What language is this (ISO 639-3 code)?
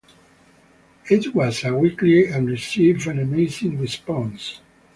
eng